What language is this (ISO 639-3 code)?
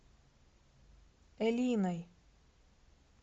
rus